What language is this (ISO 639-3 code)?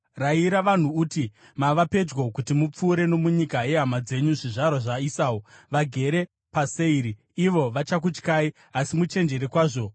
sna